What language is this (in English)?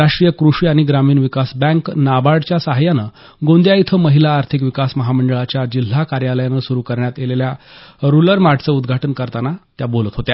Marathi